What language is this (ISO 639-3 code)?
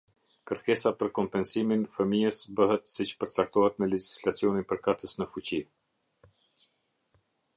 sqi